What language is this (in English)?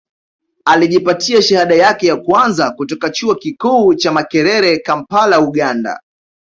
Swahili